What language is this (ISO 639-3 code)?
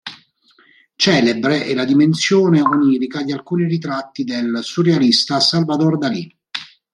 ita